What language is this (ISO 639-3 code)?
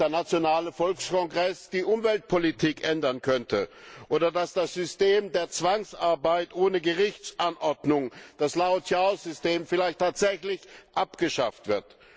deu